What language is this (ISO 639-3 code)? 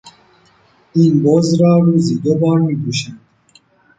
fas